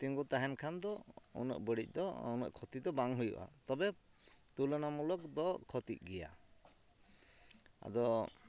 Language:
Santali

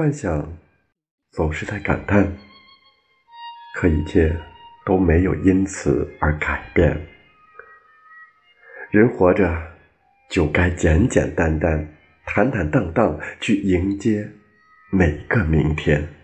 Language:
Chinese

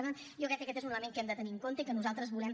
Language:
Catalan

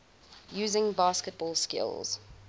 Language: English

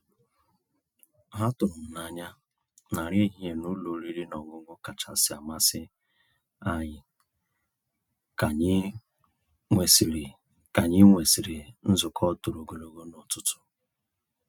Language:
Igbo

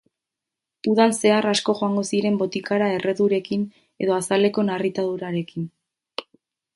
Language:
Basque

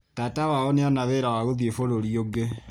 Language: Kikuyu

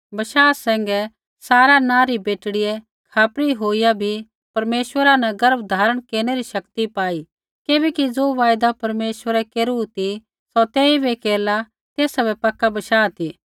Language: Kullu Pahari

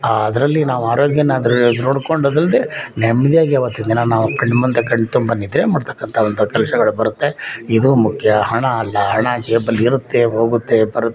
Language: Kannada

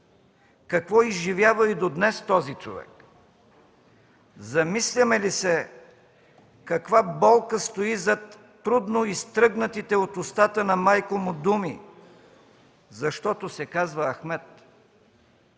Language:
Bulgarian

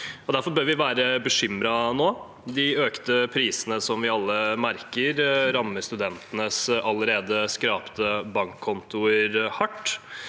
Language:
Norwegian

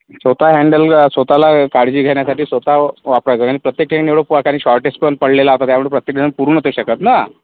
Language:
Marathi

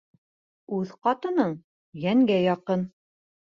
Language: Bashkir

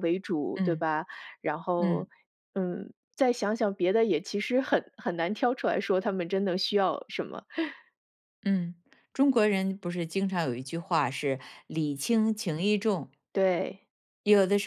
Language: Chinese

